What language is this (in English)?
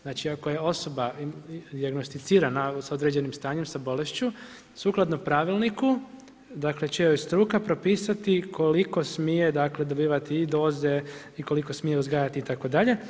Croatian